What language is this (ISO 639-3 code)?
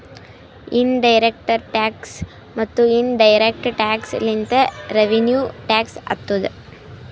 kan